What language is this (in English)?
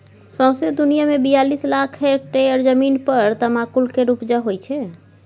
Maithili